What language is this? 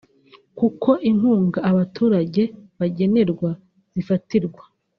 Kinyarwanda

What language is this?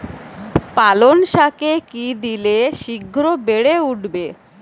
Bangla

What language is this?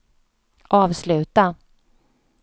Swedish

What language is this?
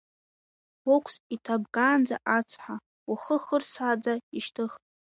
Abkhazian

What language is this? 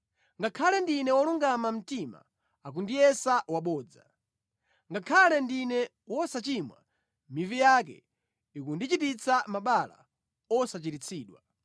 Nyanja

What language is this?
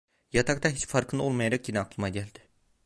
Turkish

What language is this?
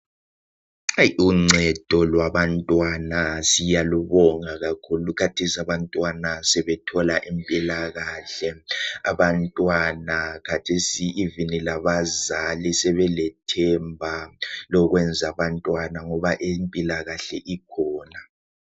North Ndebele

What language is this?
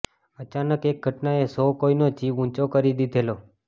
Gujarati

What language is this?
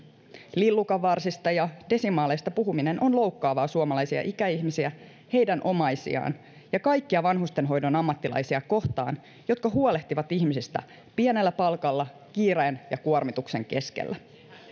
Finnish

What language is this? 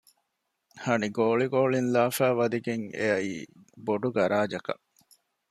Divehi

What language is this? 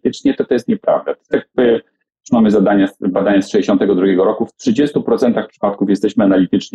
Polish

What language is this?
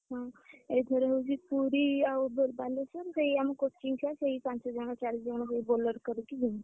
Odia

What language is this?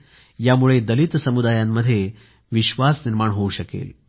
Marathi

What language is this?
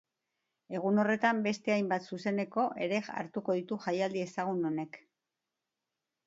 Basque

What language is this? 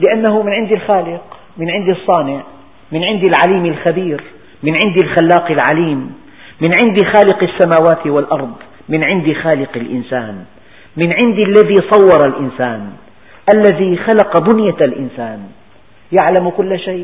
Arabic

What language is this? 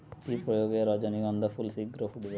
Bangla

